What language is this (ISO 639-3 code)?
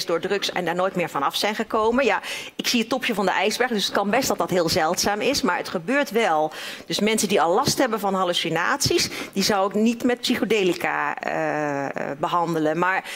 nld